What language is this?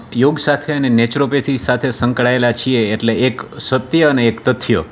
Gujarati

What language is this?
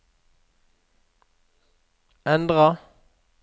Norwegian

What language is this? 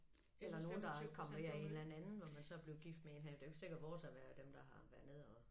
Danish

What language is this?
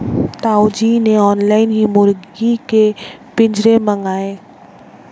Hindi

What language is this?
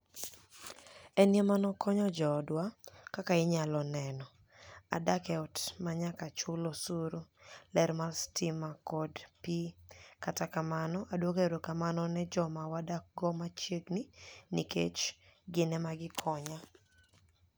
Luo (Kenya and Tanzania)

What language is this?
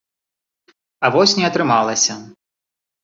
Belarusian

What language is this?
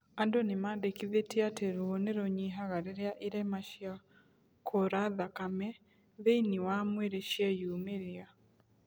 Kikuyu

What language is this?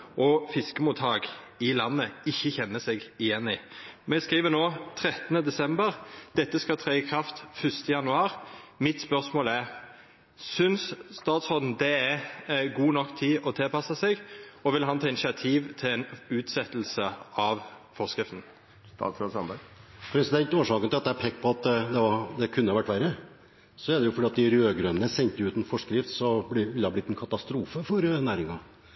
Norwegian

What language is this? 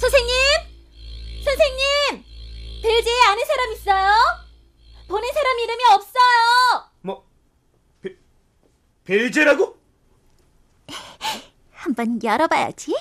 Korean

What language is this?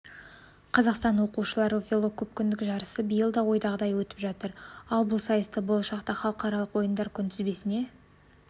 Kazakh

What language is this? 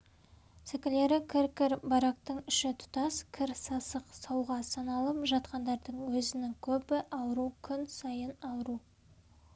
Kazakh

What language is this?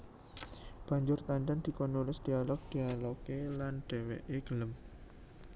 Javanese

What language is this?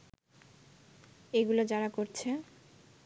Bangla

